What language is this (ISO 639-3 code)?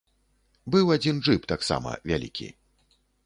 bel